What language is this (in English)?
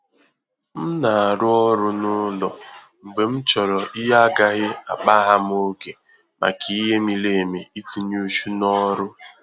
Igbo